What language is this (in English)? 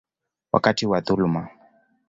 Swahili